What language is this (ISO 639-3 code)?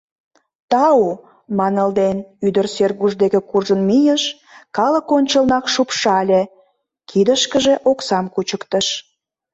chm